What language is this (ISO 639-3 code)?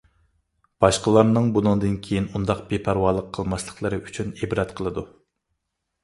uig